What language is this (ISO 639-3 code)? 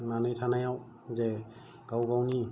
brx